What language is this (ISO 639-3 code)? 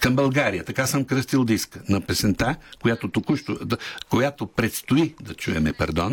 bul